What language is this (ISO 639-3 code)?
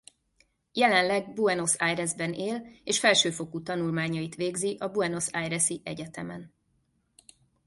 hun